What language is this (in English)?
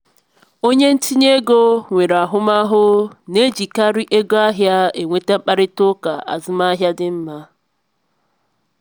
Igbo